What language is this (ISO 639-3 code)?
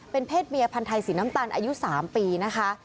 tha